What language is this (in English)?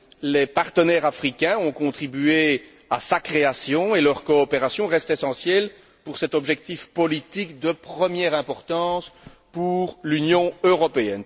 French